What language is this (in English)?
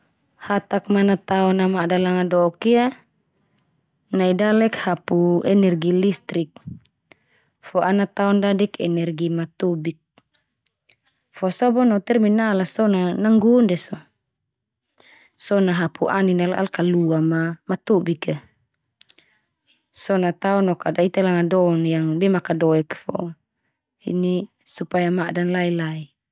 Termanu